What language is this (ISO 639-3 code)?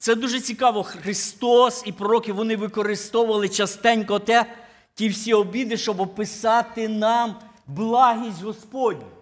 ukr